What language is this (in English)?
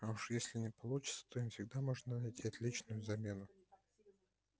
Russian